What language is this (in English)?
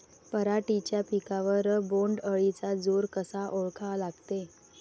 Marathi